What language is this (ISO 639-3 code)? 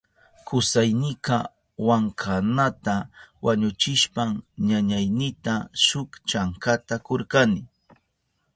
qup